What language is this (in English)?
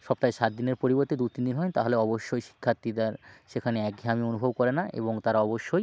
Bangla